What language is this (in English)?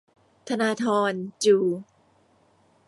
Thai